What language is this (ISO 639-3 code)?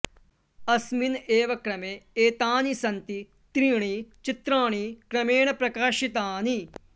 san